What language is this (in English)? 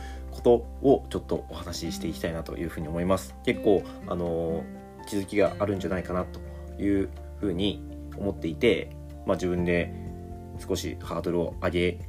Japanese